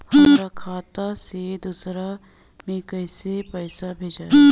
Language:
Bhojpuri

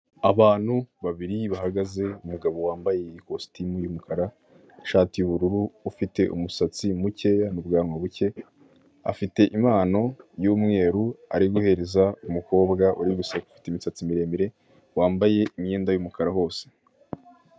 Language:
Kinyarwanda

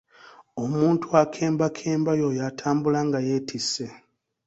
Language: Ganda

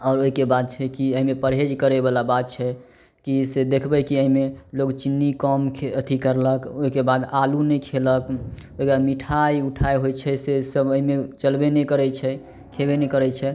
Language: Maithili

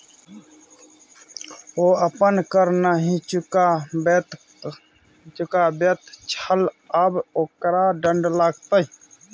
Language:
Maithili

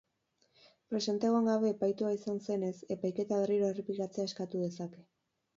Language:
Basque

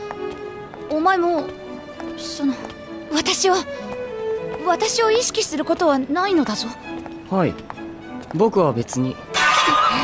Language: Korean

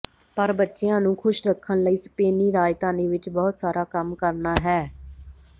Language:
Punjabi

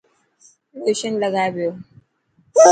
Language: Dhatki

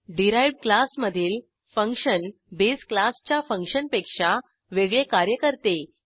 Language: Marathi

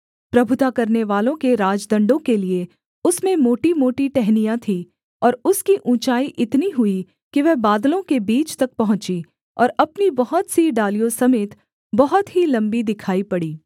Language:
Hindi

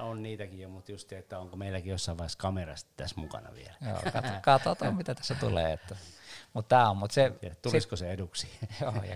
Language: Finnish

